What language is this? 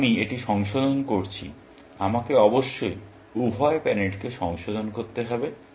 Bangla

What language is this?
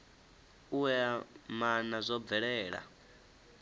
Venda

